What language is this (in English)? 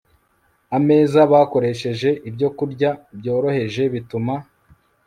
Kinyarwanda